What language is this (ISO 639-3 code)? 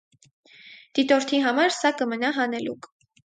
hye